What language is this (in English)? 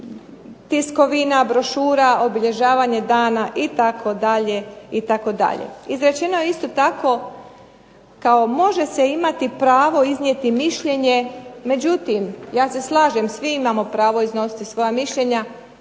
Croatian